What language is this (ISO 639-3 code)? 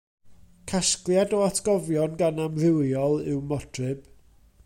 cym